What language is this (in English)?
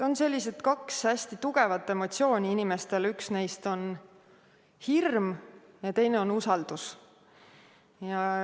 Estonian